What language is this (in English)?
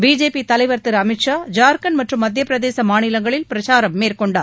Tamil